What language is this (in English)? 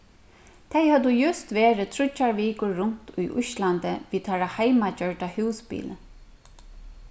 Faroese